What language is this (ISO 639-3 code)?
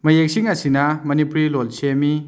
mni